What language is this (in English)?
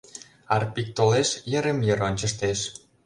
Mari